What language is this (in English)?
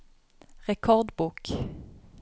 Norwegian